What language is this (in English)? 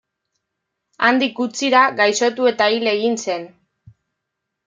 Basque